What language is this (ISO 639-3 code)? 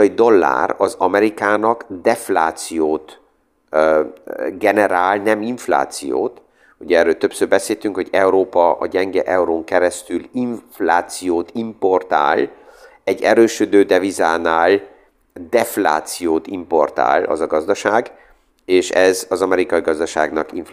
hun